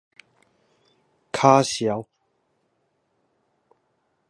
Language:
Min Nan Chinese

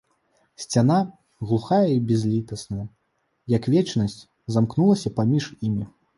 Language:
Belarusian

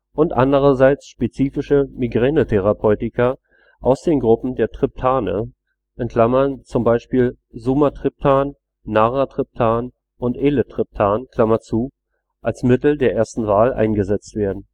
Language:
German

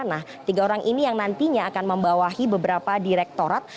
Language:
Indonesian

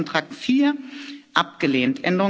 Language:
German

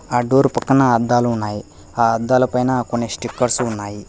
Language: Telugu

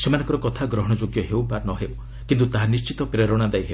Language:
Odia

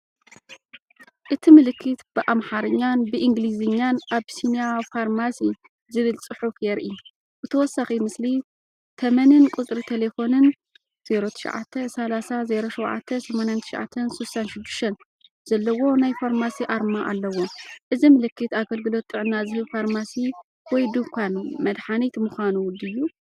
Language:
Tigrinya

